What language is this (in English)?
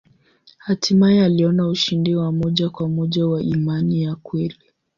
Swahili